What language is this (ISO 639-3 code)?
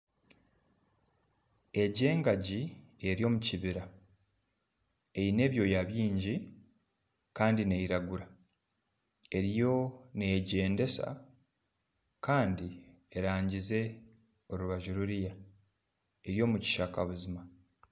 nyn